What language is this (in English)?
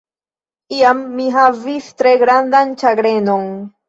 Esperanto